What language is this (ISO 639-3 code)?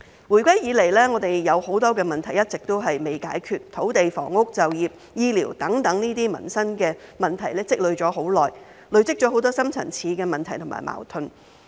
yue